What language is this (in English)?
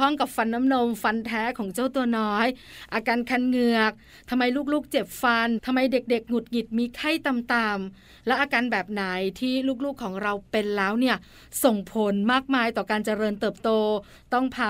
Thai